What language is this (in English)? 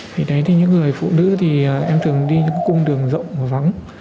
Vietnamese